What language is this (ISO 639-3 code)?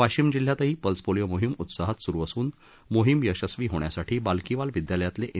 mar